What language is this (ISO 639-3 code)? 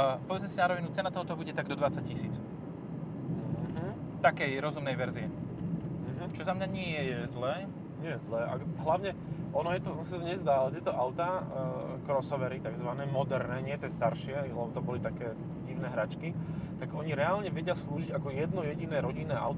slk